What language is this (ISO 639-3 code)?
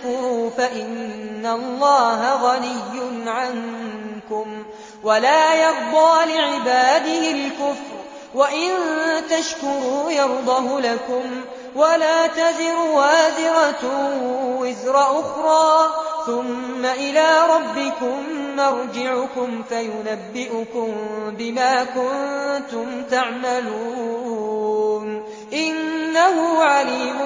ara